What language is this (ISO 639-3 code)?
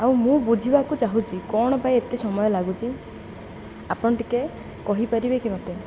ori